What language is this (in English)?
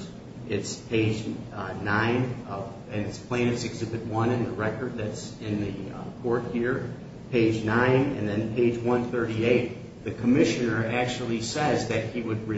English